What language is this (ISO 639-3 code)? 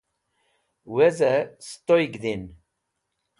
wbl